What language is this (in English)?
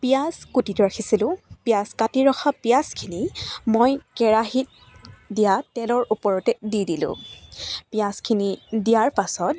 Assamese